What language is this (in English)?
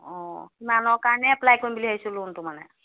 Assamese